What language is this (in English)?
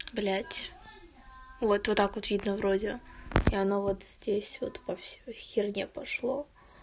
Russian